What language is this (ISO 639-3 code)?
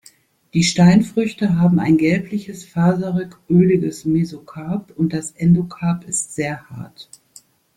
deu